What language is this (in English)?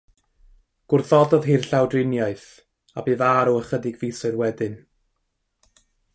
Welsh